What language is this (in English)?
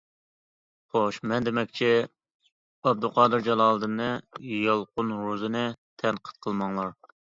Uyghur